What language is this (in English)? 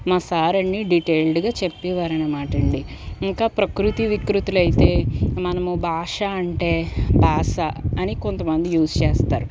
Telugu